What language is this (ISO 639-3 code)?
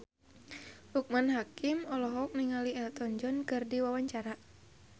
sun